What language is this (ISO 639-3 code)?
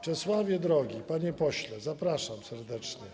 pol